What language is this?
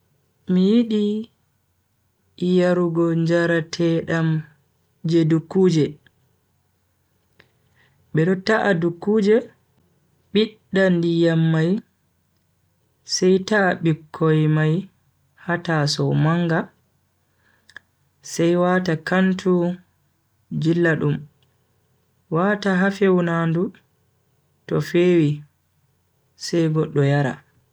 Bagirmi Fulfulde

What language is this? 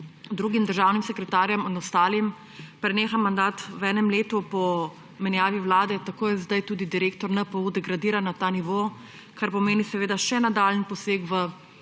Slovenian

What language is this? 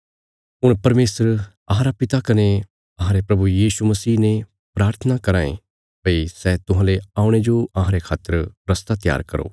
Bilaspuri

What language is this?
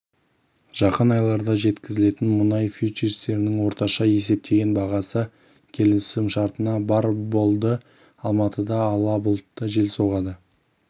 Kazakh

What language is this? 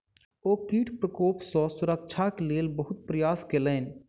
Maithili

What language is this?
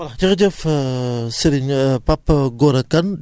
Wolof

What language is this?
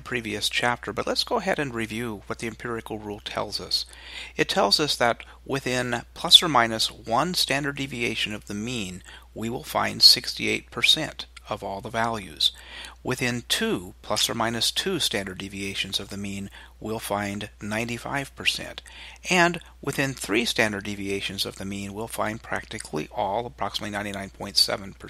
English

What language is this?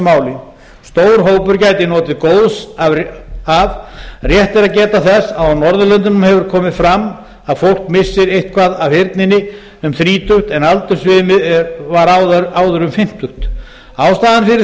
Icelandic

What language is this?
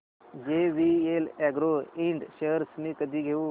Marathi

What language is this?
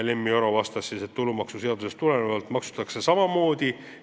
Estonian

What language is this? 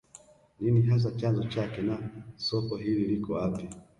Swahili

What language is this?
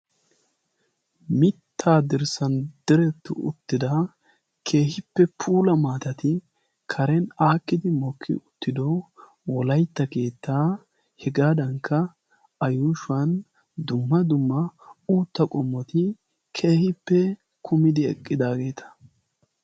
Wolaytta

